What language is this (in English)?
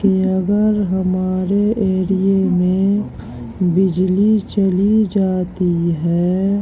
Urdu